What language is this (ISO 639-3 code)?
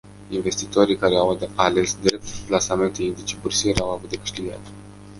ron